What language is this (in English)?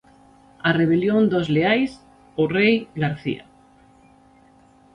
Galician